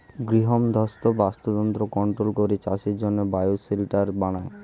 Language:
Bangla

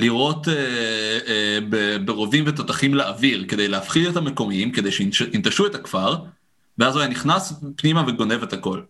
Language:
Hebrew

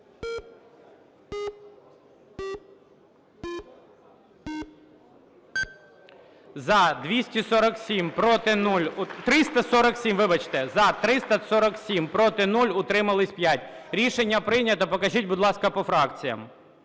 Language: Ukrainian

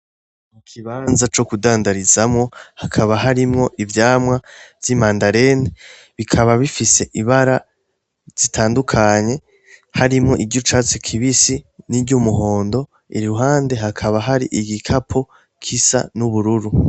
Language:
Rundi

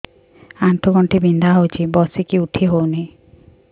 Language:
Odia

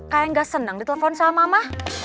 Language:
Indonesian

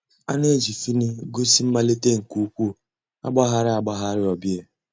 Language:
Igbo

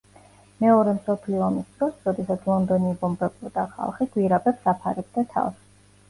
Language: Georgian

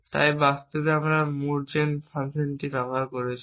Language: Bangla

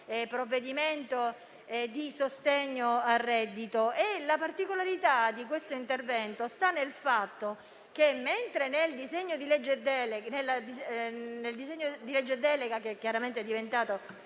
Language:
Italian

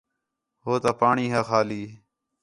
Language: Khetrani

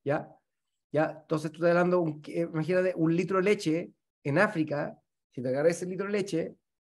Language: Spanish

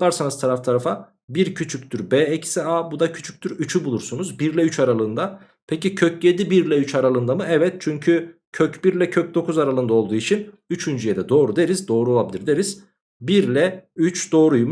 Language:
Turkish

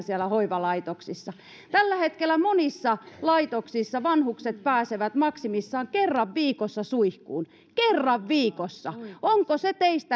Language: Finnish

